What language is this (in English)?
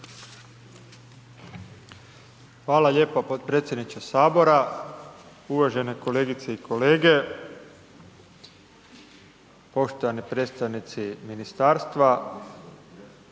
Croatian